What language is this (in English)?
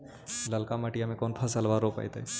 Magahi